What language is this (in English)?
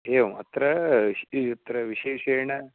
Sanskrit